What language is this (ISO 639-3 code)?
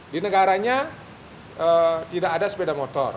ind